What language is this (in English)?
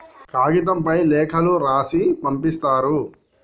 Telugu